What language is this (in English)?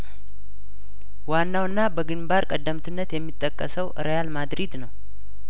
Amharic